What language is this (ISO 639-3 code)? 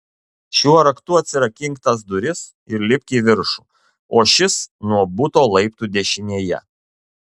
lit